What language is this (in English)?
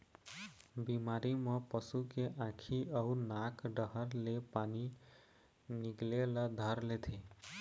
Chhattisgarhi